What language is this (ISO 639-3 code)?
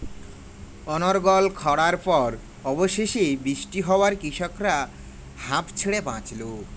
ben